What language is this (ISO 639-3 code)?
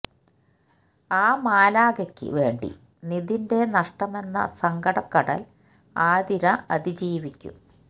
mal